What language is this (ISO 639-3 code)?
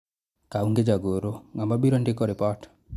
luo